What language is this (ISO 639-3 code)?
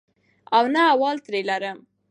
pus